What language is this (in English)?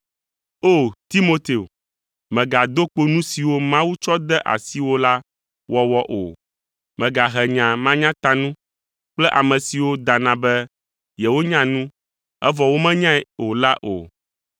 Ewe